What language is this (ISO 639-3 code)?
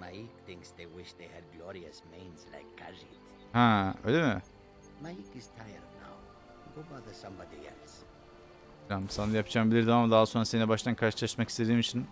tur